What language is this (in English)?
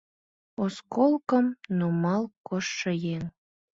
Mari